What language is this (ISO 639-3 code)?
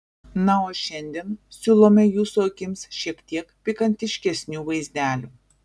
lit